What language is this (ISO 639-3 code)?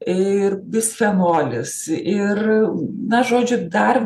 lit